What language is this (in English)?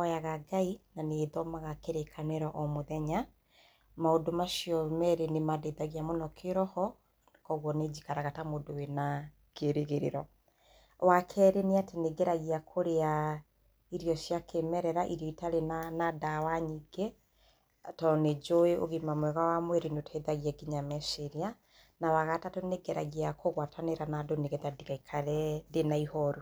Kikuyu